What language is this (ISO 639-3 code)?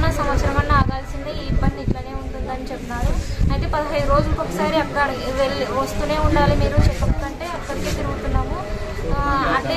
tel